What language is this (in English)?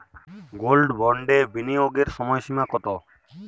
Bangla